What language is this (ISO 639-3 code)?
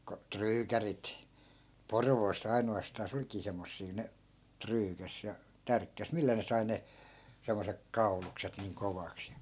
fin